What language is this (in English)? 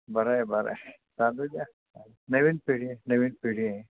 Marathi